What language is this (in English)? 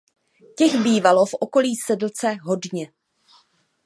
Czech